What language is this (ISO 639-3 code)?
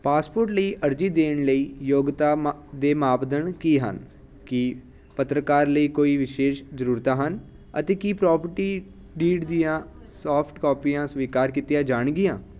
pan